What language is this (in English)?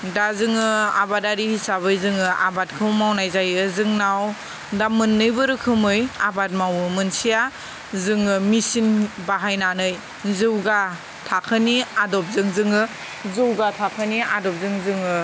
Bodo